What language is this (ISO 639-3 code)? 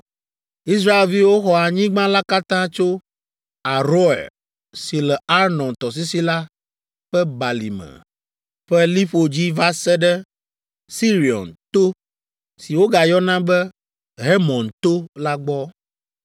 ewe